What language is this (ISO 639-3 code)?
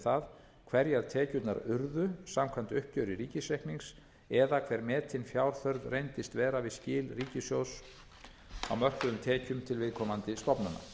isl